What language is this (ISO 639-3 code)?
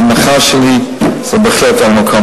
heb